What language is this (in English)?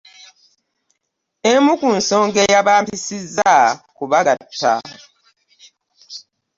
Ganda